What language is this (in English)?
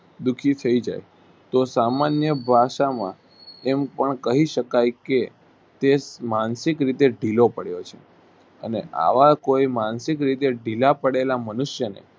Gujarati